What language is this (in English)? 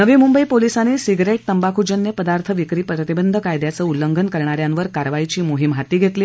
Marathi